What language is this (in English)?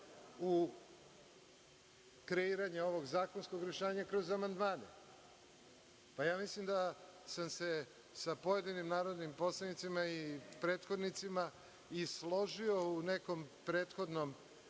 Serbian